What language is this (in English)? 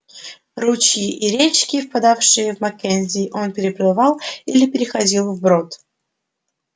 Russian